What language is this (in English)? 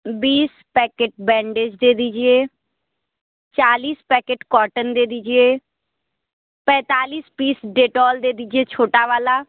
Hindi